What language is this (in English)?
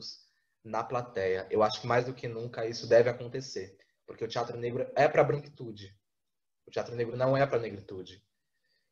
Portuguese